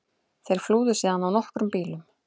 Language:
Icelandic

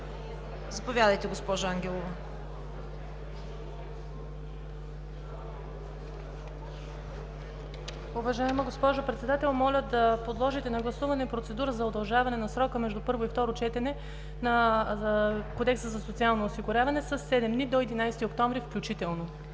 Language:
Bulgarian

